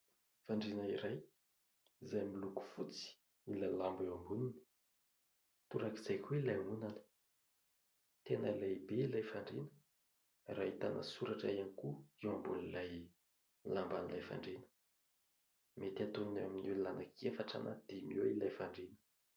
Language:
Malagasy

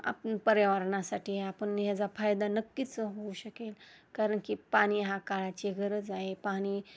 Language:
Marathi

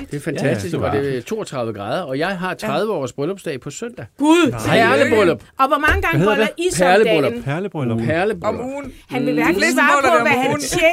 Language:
Danish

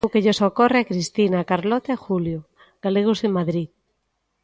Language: Galician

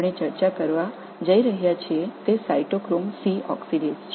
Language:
Tamil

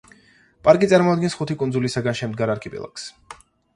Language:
Georgian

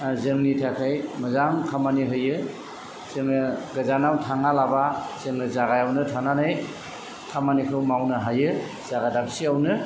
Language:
Bodo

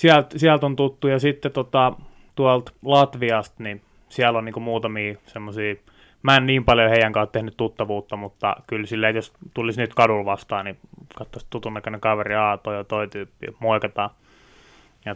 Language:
Finnish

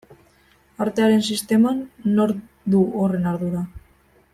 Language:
Basque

